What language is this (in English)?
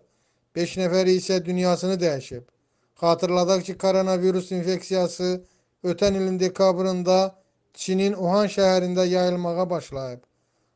Turkish